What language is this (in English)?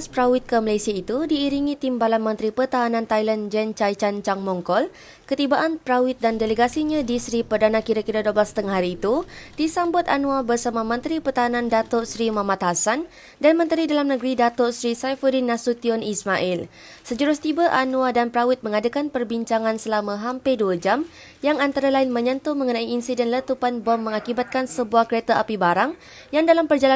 Malay